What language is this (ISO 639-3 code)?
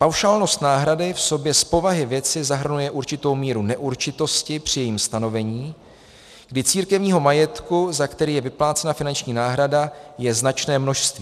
ces